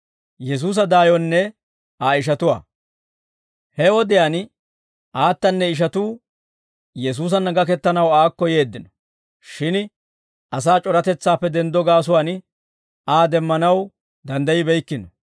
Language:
Dawro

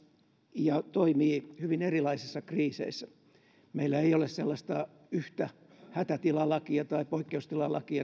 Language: Finnish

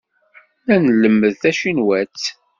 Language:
Kabyle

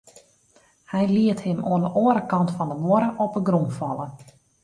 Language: Western Frisian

